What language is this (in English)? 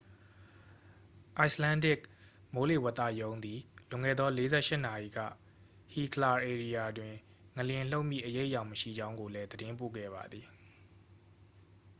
Burmese